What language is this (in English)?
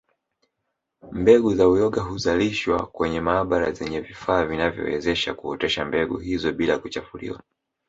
Swahili